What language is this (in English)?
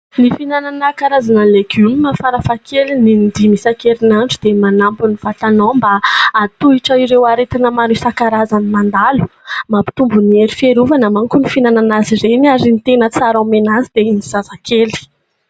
Malagasy